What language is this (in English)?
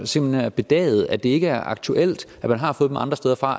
Danish